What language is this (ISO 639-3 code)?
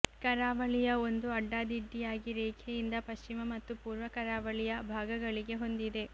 kan